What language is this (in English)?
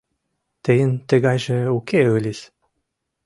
Mari